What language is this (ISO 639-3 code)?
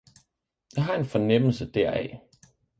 dan